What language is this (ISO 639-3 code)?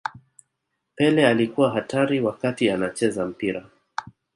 swa